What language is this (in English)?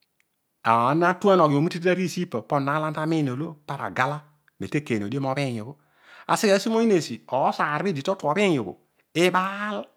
Odual